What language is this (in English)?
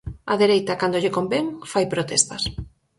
Galician